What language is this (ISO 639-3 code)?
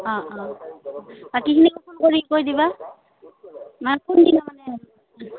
asm